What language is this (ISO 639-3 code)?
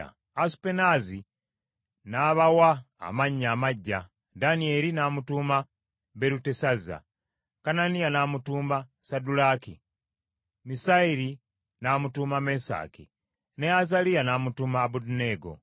lug